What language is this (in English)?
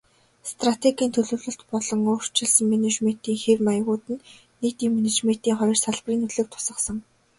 Mongolian